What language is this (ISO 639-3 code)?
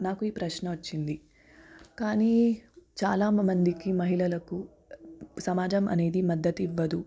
tel